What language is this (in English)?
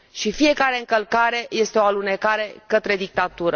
Romanian